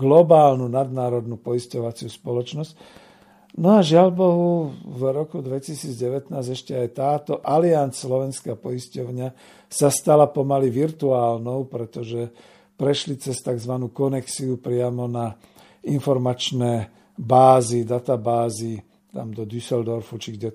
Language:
Slovak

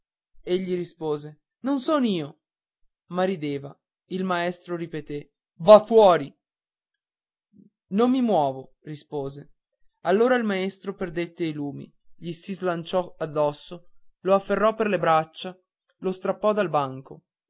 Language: Italian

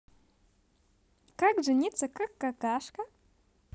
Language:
Russian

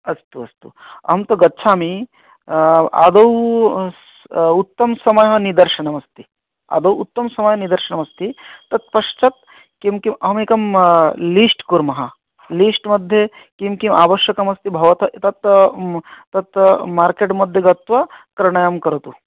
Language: Sanskrit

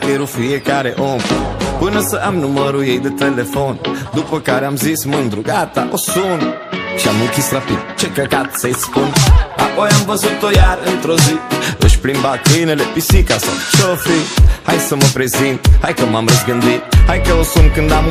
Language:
Romanian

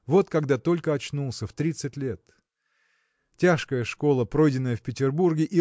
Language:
Russian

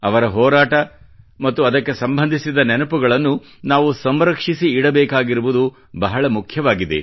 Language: Kannada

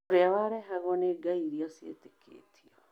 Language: Kikuyu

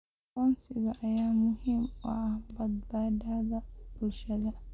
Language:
Somali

